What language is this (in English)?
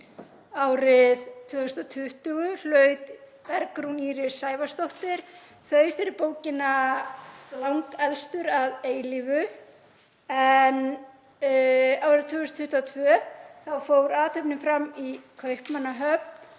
Icelandic